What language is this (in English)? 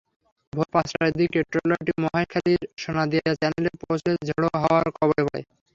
Bangla